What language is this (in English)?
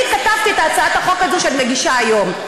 Hebrew